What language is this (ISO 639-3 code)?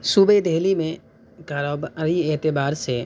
urd